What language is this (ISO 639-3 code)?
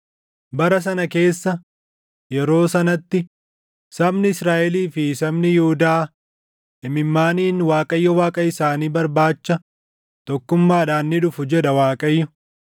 orm